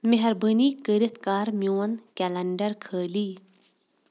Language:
Kashmiri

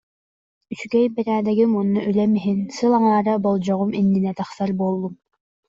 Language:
Yakut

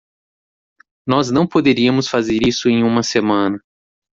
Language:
Portuguese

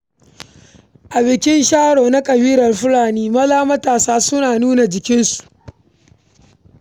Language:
Hausa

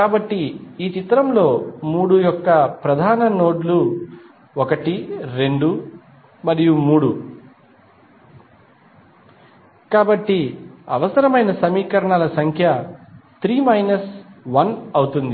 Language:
Telugu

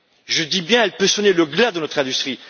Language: French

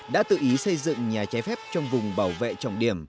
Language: Vietnamese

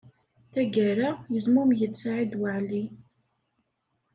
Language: Kabyle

